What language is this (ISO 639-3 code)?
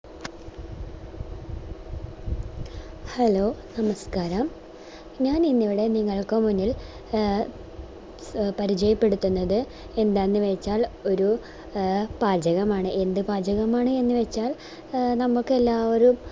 mal